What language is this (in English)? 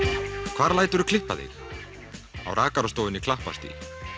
Icelandic